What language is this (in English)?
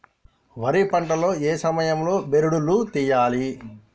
Telugu